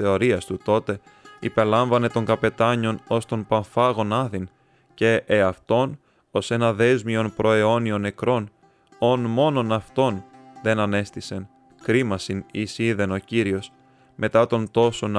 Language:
Greek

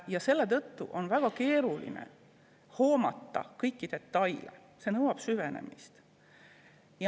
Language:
Estonian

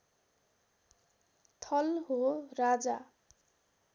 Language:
Nepali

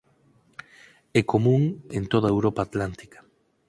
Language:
Galician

